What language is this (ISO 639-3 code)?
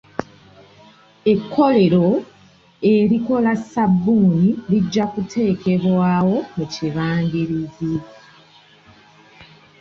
lug